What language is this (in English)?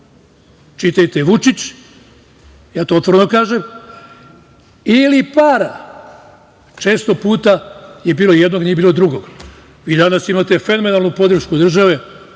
Serbian